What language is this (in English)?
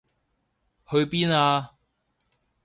Cantonese